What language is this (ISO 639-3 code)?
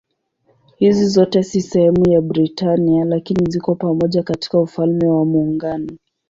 swa